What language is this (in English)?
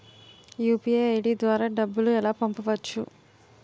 Telugu